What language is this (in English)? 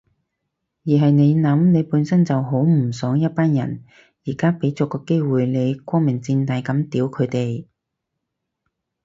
Cantonese